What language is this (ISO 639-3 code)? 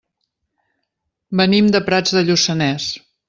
cat